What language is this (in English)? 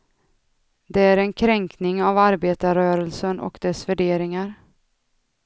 Swedish